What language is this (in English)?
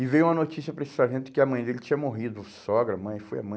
Portuguese